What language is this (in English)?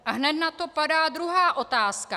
Czech